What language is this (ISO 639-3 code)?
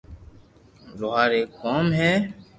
lrk